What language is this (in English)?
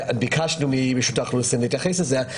Hebrew